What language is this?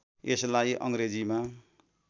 Nepali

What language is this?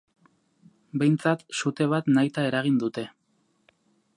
Basque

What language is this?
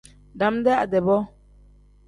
Tem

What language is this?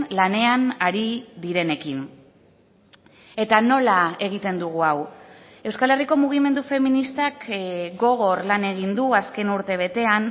Basque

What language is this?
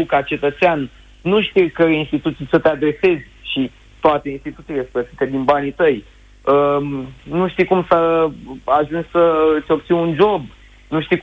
Romanian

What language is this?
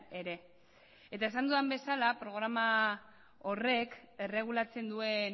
Basque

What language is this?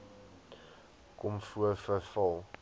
Afrikaans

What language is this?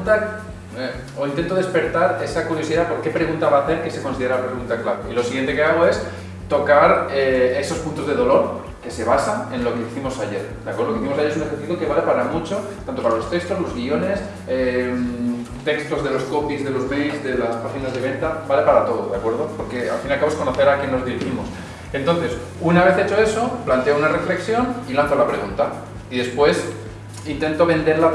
Spanish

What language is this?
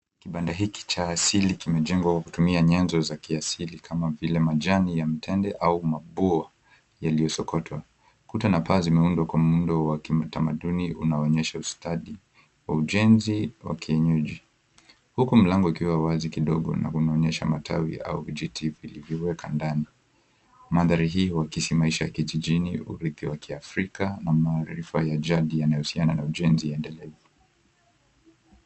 Swahili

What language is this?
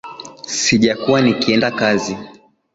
Swahili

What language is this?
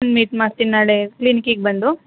Kannada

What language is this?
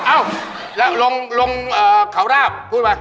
Thai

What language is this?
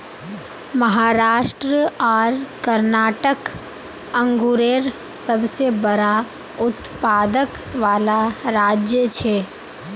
Magahi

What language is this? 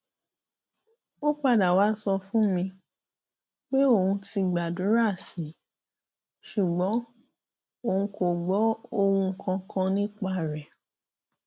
Yoruba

